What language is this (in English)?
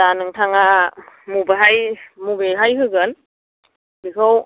Bodo